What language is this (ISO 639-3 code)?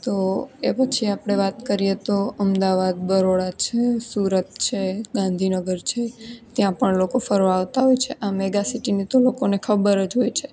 guj